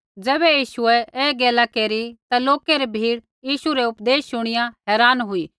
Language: Kullu Pahari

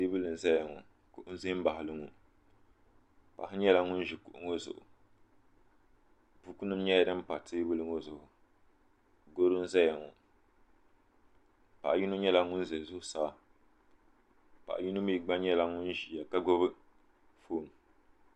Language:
Dagbani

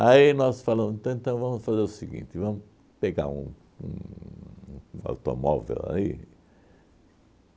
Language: Portuguese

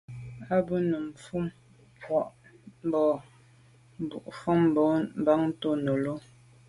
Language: Medumba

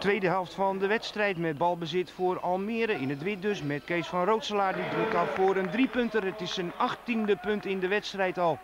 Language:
Dutch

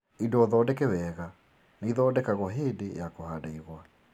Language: Kikuyu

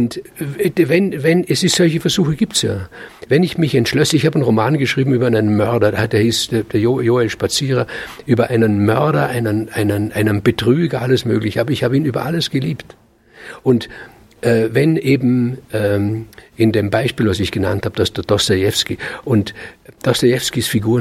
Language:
German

